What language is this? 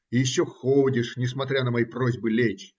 Russian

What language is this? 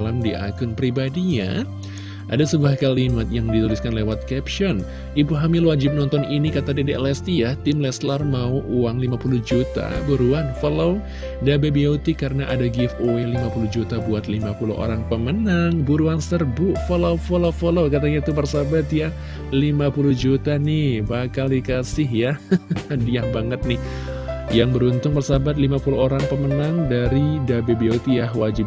Indonesian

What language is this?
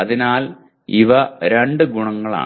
Malayalam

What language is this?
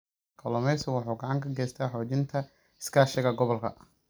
Somali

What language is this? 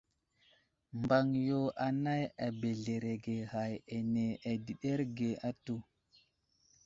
Wuzlam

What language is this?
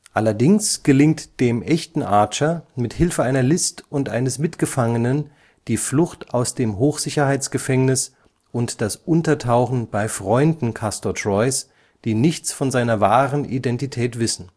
German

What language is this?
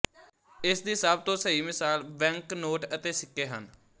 Punjabi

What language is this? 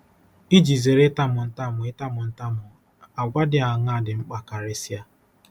Igbo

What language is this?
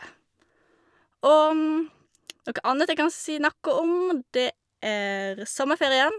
Norwegian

